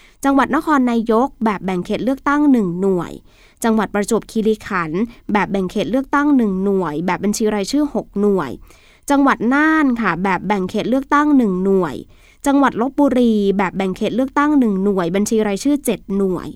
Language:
Thai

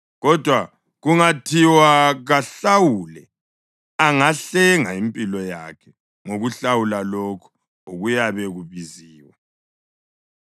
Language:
North Ndebele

